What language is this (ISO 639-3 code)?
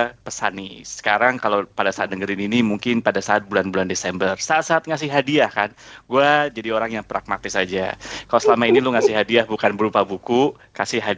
ind